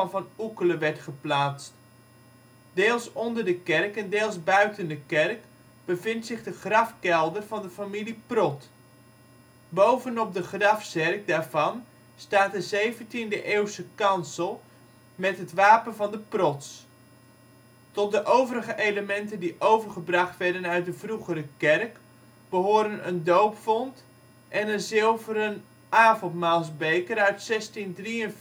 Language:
Dutch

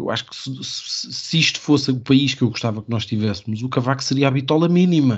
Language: Portuguese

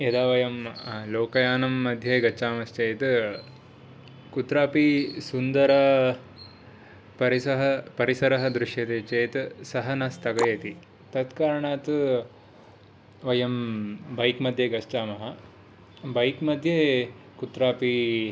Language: Sanskrit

